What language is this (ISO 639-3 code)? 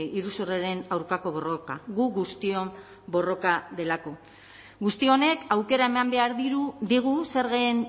eus